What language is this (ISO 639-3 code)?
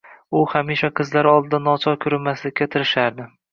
uzb